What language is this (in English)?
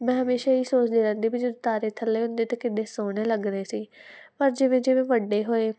Punjabi